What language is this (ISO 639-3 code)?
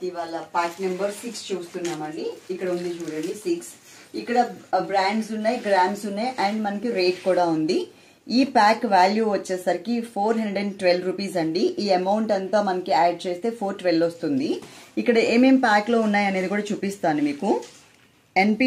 hin